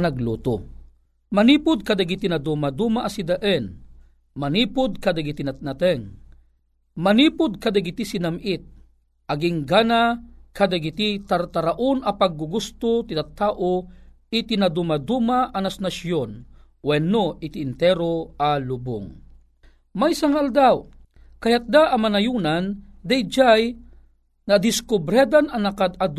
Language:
Filipino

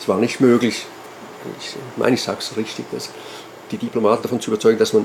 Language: German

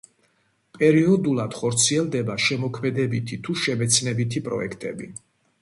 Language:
Georgian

